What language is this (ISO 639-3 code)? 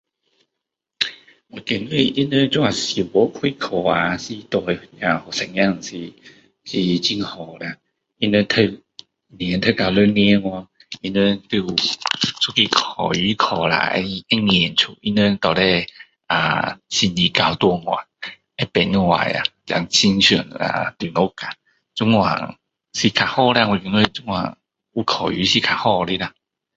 cdo